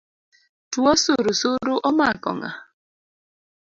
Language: Luo (Kenya and Tanzania)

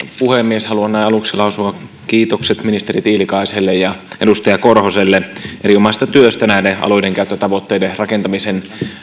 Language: Finnish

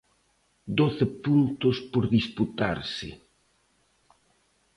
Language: Galician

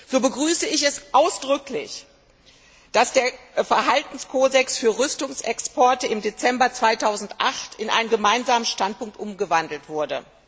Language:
German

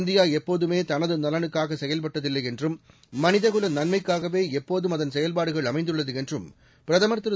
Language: Tamil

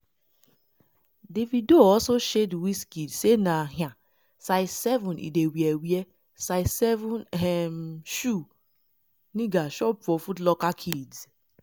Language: Nigerian Pidgin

